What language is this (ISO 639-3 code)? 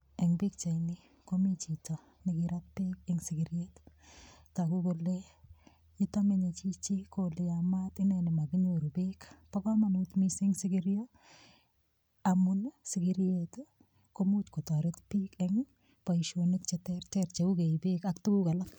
kln